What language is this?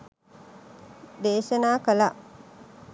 Sinhala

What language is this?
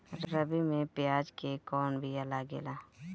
Bhojpuri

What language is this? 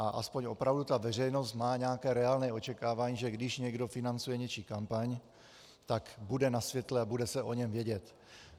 Czech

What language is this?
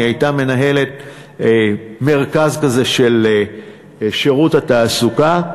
Hebrew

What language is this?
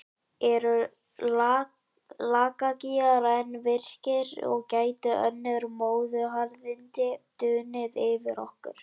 Icelandic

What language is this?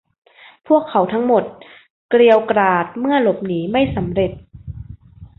Thai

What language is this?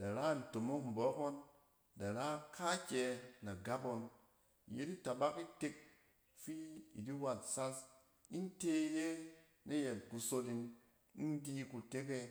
Cen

